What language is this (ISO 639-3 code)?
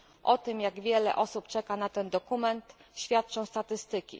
pol